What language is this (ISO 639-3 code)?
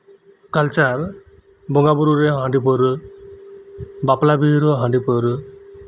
sat